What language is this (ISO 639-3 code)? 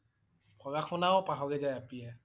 asm